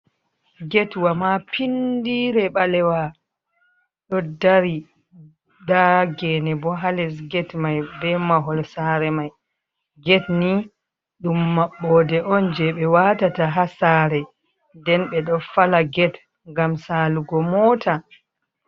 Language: Fula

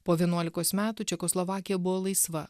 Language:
Lithuanian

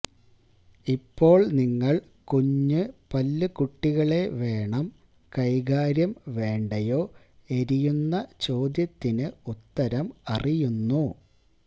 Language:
Malayalam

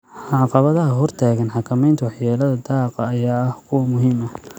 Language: Somali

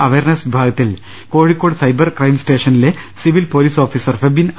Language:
Malayalam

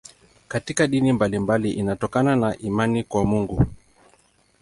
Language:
Swahili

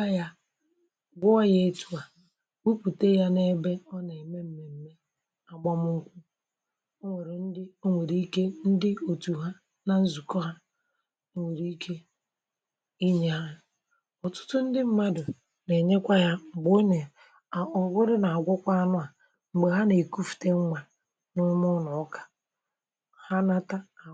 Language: Igbo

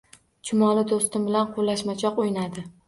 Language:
Uzbek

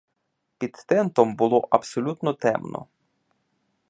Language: Ukrainian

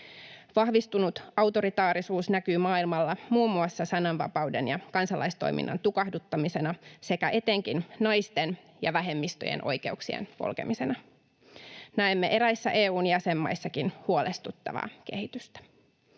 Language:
Finnish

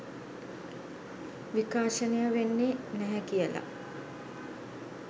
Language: Sinhala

